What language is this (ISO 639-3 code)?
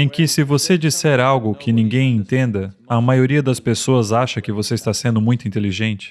por